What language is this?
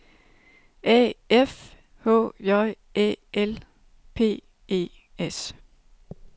Danish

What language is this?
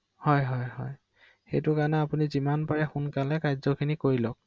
Assamese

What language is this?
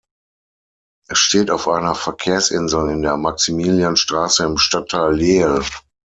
German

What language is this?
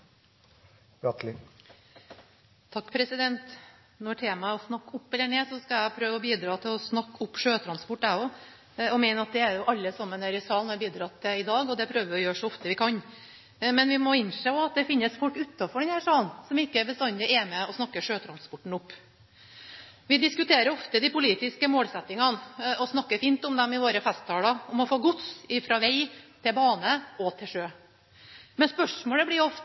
Norwegian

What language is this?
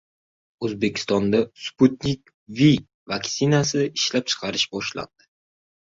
Uzbek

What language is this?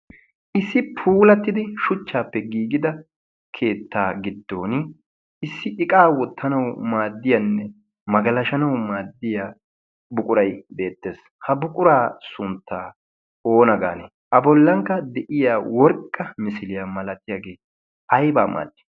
Wolaytta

